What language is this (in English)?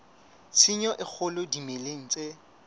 Southern Sotho